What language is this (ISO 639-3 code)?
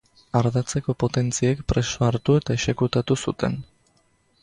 eus